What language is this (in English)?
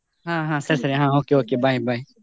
Kannada